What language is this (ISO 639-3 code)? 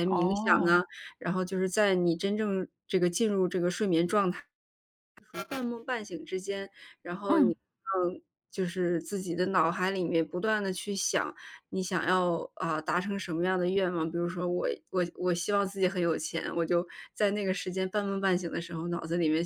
zho